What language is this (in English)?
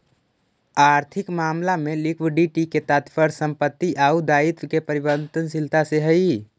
Magahi